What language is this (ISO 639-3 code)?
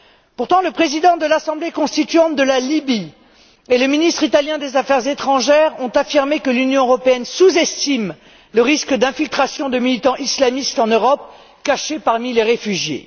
fra